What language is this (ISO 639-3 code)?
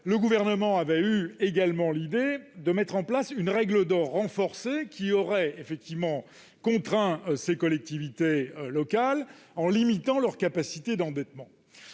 fra